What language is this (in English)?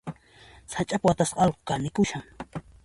Puno Quechua